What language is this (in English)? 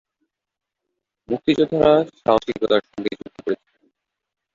Bangla